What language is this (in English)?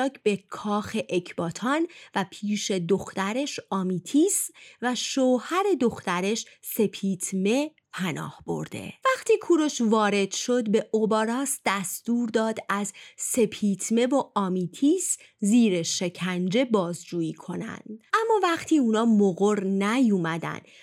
Persian